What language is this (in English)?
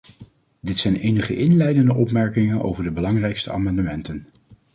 Dutch